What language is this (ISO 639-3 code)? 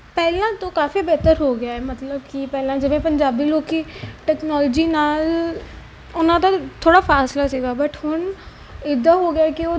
pan